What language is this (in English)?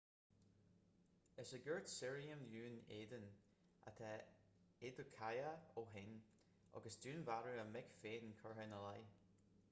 Irish